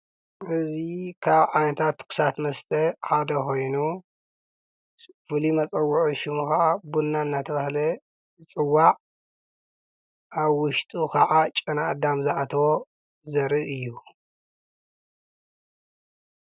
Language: Tigrinya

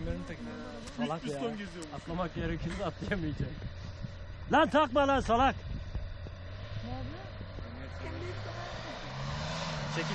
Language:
Turkish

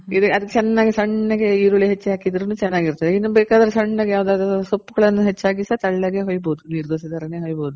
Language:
Kannada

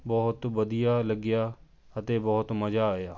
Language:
Punjabi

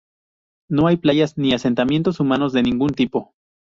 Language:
Spanish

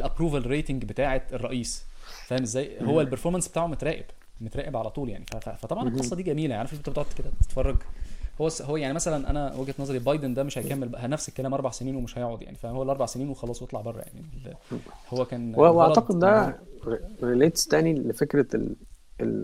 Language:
Arabic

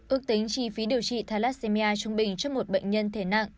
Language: Vietnamese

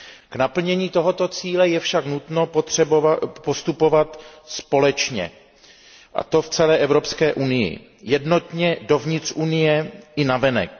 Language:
Czech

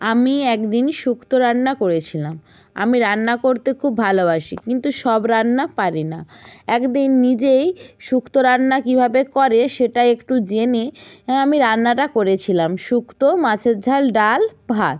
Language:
Bangla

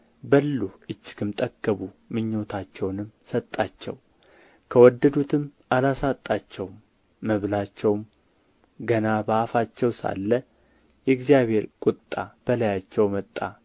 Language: Amharic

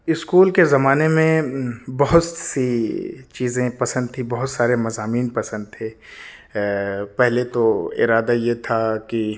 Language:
Urdu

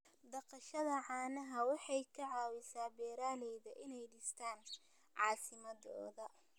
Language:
Somali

